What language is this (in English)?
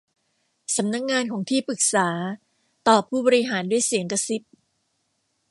Thai